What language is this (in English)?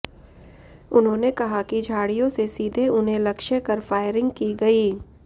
Hindi